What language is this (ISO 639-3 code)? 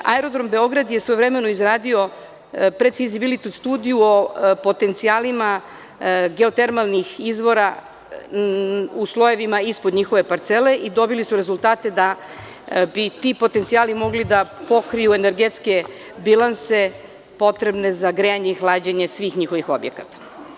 srp